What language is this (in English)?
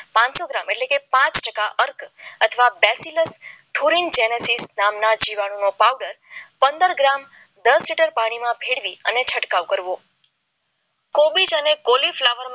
Gujarati